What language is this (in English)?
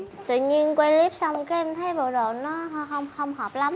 Vietnamese